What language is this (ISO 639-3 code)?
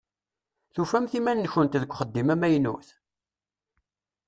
kab